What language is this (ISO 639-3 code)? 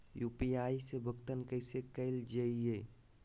mag